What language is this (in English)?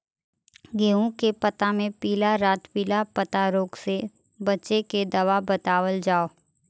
Bhojpuri